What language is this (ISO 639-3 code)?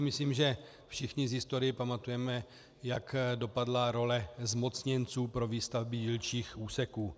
ces